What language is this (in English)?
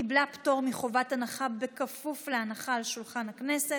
Hebrew